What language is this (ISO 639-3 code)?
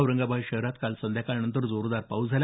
mar